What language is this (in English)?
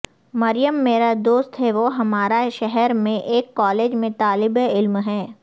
Urdu